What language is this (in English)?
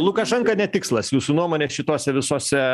Lithuanian